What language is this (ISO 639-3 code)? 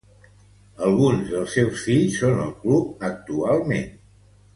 cat